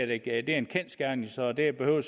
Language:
Danish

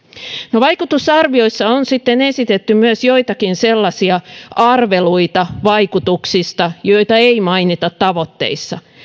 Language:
Finnish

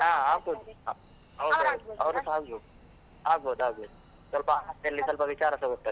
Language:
Kannada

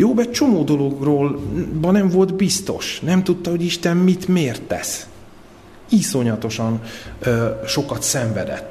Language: Hungarian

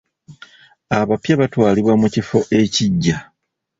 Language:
Ganda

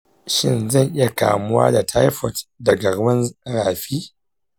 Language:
Hausa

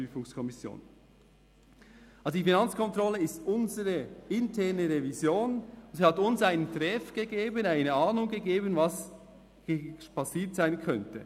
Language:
Swiss German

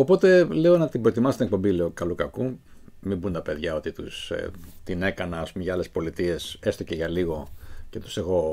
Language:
Greek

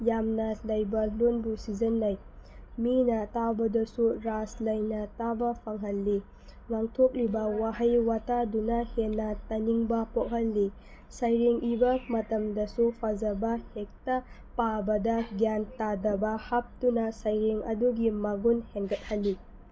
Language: Manipuri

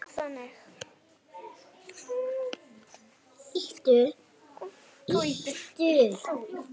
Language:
Icelandic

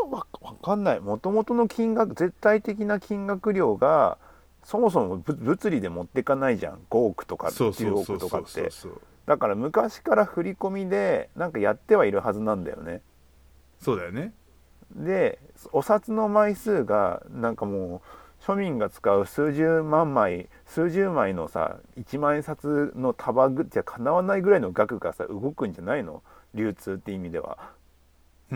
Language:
Japanese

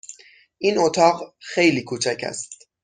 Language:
Persian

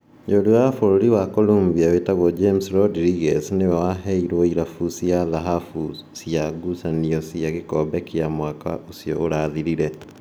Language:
Kikuyu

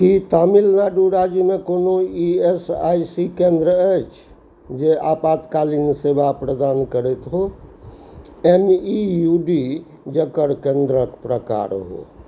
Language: Maithili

